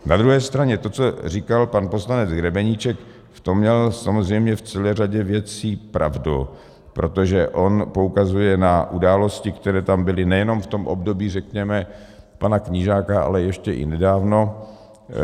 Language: Czech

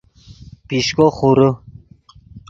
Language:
Yidgha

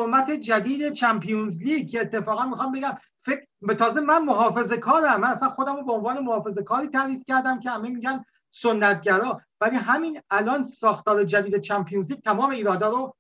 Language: Persian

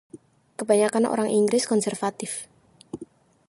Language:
Indonesian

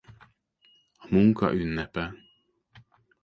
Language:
Hungarian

